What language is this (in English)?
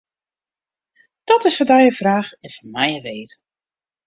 Western Frisian